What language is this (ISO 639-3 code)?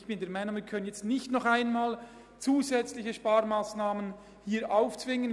gsw